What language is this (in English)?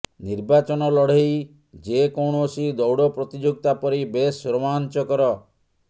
Odia